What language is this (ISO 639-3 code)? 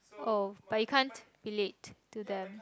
eng